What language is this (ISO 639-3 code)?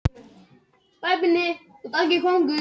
isl